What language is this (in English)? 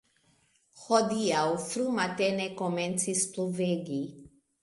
Esperanto